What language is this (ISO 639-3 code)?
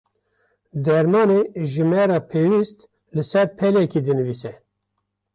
kur